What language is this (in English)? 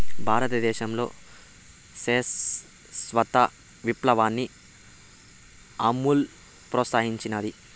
Telugu